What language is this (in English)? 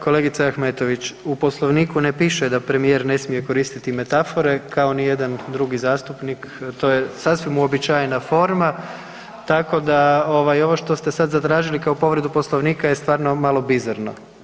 Croatian